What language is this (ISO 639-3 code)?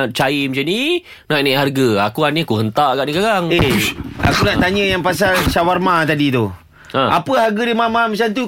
msa